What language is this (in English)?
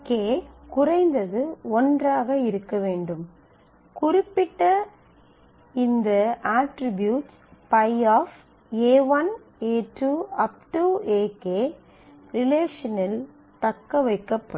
Tamil